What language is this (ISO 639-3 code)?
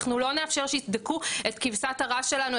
heb